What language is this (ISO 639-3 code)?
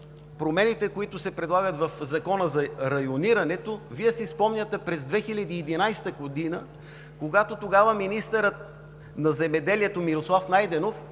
bul